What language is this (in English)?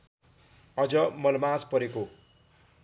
Nepali